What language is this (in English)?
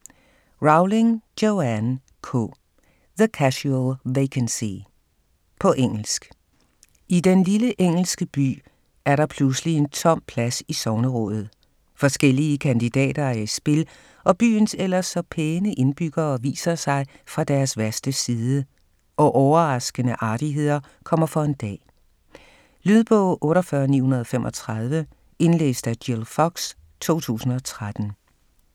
Danish